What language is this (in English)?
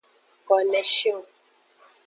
Aja (Benin)